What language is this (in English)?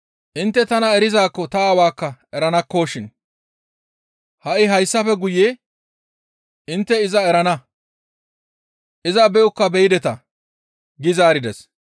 Gamo